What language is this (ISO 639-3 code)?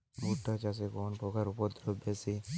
ben